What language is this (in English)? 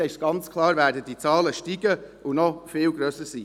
Swiss German